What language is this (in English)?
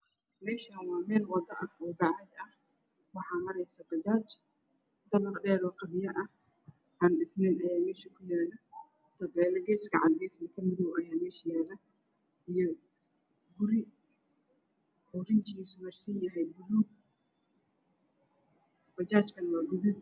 Somali